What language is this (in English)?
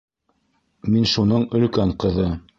Bashkir